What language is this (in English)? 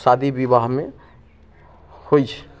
Maithili